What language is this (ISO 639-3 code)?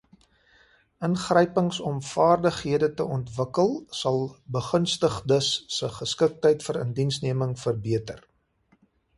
afr